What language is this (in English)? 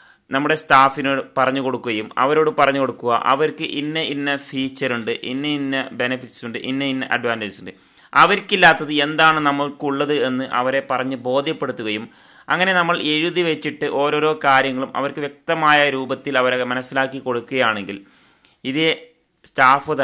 Malayalam